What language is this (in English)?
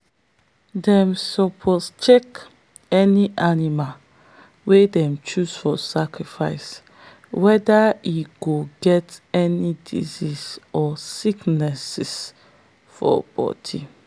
Nigerian Pidgin